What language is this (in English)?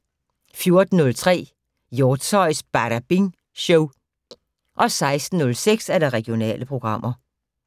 Danish